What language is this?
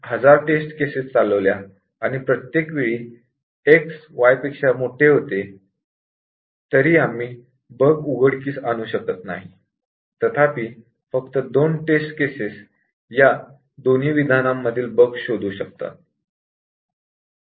Marathi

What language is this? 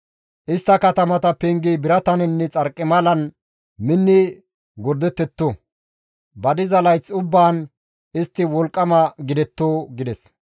Gamo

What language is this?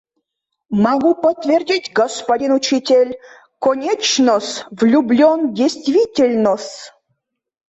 Mari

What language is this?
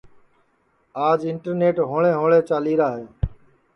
Sansi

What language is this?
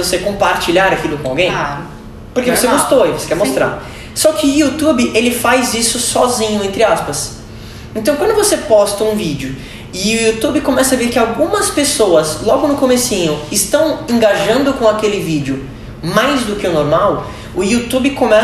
Portuguese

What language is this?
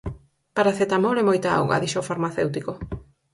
Galician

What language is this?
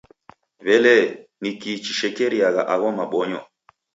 Taita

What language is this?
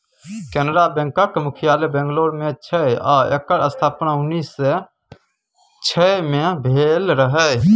Maithili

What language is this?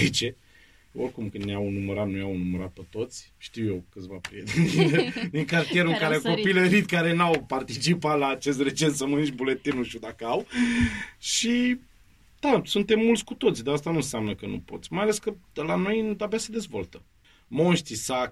Romanian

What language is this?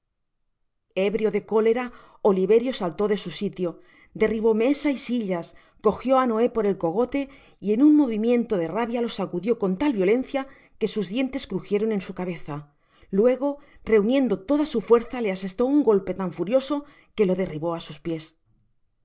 Spanish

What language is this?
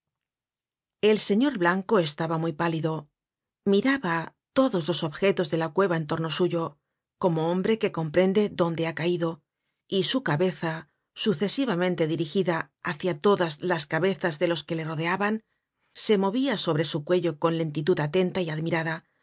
Spanish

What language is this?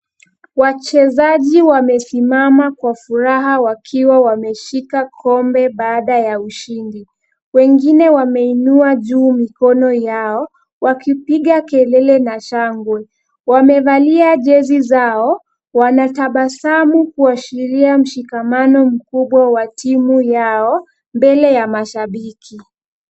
Swahili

